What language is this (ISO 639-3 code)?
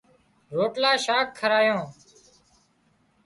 kxp